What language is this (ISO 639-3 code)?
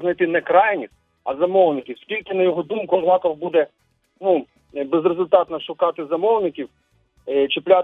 ukr